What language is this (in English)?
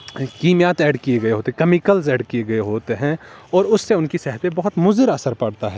Urdu